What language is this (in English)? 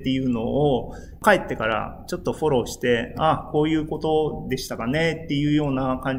Japanese